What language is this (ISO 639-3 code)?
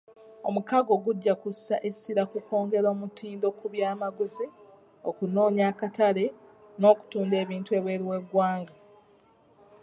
lug